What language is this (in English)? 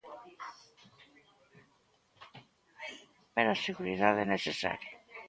Galician